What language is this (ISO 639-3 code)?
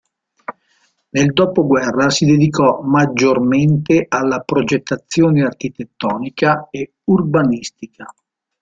ita